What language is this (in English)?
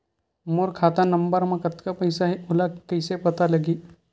Chhattisgarhi